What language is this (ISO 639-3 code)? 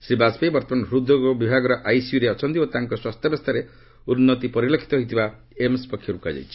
ori